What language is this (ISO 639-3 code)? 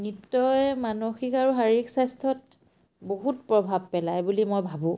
asm